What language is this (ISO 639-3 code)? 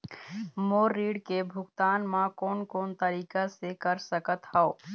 hne